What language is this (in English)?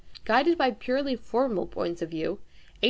English